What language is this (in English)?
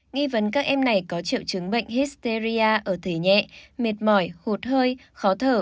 Vietnamese